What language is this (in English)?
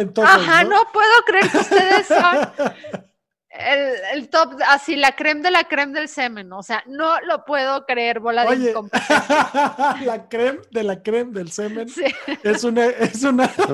Spanish